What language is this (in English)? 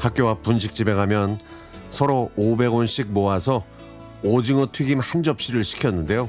Korean